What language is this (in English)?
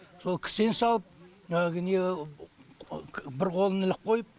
Kazakh